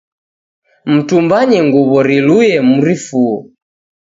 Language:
Taita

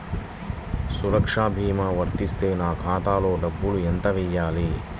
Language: Telugu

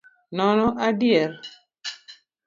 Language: Luo (Kenya and Tanzania)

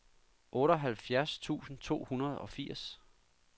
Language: Danish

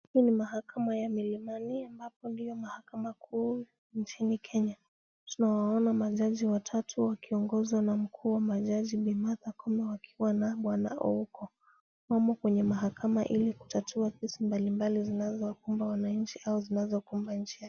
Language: Swahili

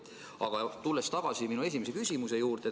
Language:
Estonian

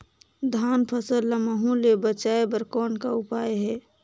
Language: Chhattisgarhi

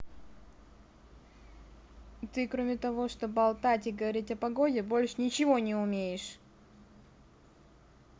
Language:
Russian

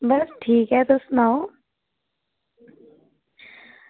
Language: Dogri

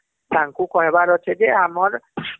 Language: Odia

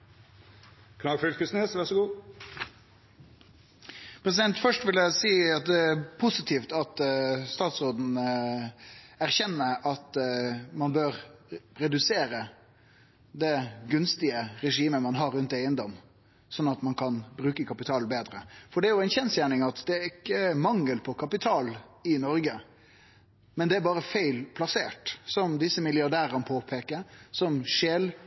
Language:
Norwegian Nynorsk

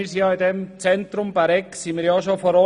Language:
Swiss German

